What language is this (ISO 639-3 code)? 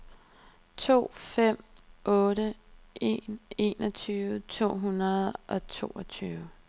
dan